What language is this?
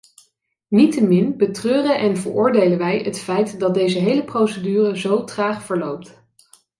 Dutch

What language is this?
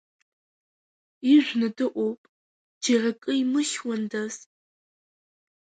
Abkhazian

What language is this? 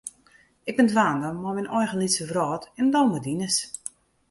Western Frisian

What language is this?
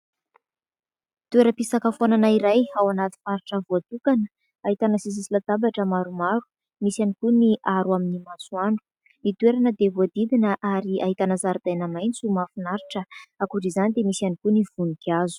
Malagasy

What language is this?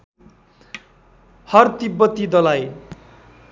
Nepali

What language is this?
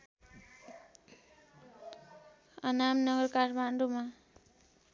Nepali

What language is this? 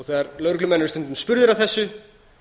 Icelandic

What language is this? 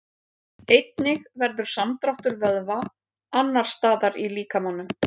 Icelandic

